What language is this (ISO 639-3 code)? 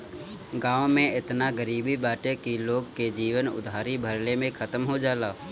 bho